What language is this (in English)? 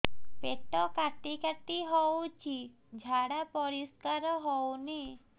Odia